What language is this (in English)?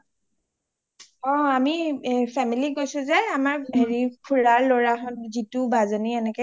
Assamese